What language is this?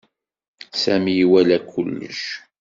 Kabyle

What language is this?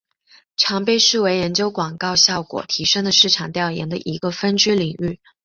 Chinese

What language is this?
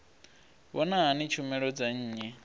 Venda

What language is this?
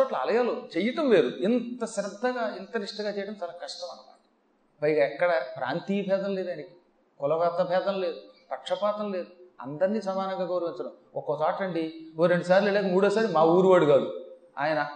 Telugu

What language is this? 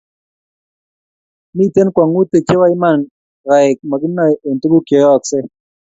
Kalenjin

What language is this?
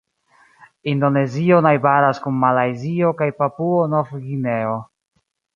Esperanto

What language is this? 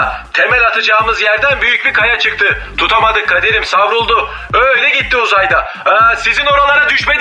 Turkish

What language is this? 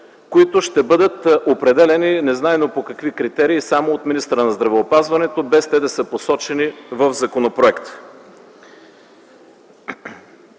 Bulgarian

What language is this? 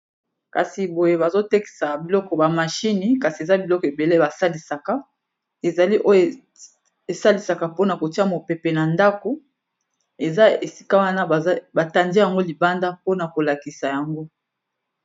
Lingala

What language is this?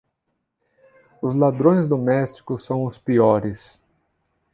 Portuguese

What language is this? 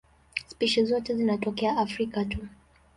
Swahili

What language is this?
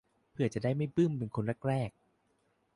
Thai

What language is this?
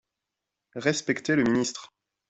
French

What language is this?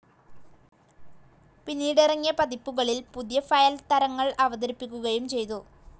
Malayalam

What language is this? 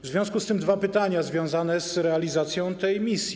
Polish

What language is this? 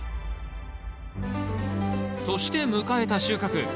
Japanese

